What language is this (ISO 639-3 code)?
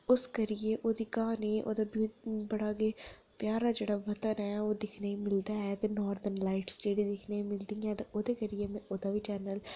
doi